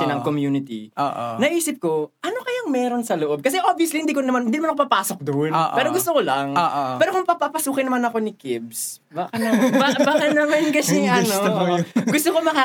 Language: Filipino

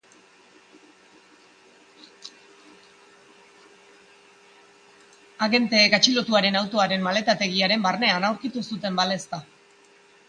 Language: Basque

